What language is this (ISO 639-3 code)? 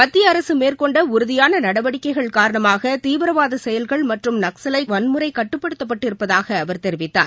tam